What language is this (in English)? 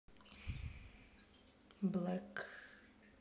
Russian